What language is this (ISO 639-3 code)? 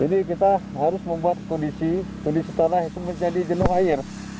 ind